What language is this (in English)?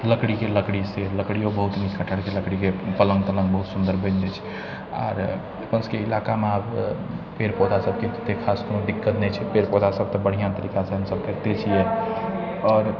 Maithili